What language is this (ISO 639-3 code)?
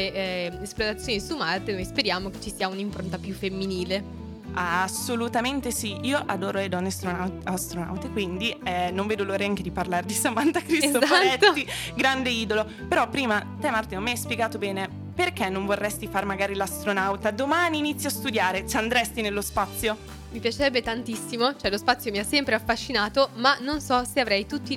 ita